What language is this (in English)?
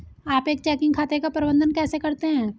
Hindi